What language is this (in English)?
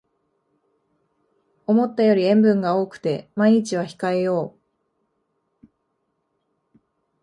Japanese